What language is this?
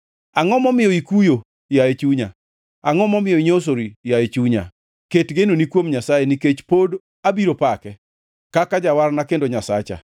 Luo (Kenya and Tanzania)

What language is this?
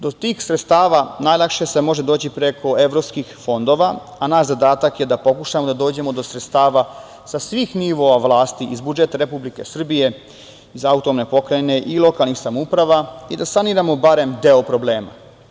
Serbian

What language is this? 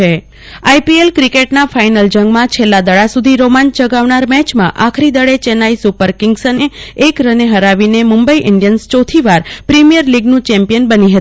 Gujarati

